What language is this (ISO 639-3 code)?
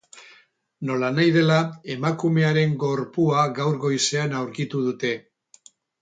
eus